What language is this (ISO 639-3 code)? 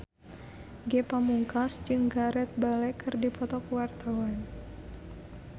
sun